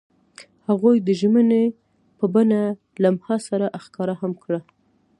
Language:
Pashto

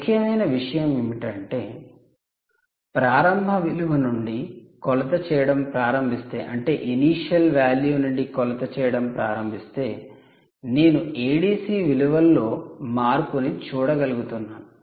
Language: Telugu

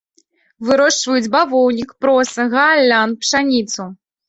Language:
Belarusian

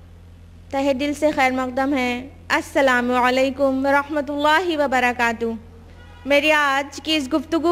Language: Hindi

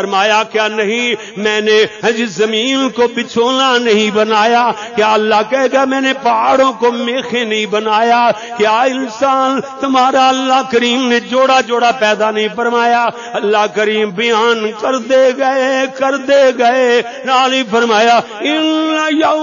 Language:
Arabic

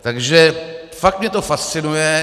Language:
Czech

